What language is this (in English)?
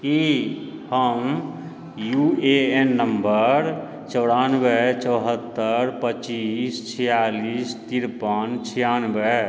Maithili